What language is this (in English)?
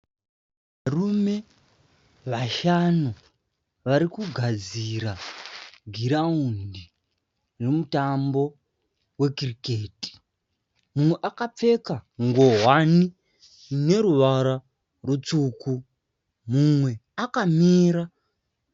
Shona